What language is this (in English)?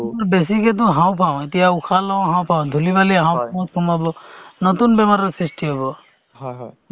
Assamese